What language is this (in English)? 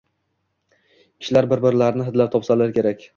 Uzbek